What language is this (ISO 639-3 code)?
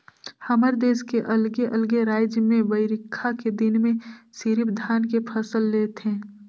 hne